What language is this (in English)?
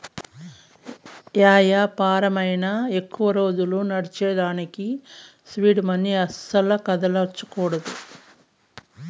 Telugu